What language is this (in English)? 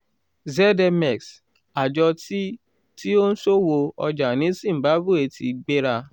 Yoruba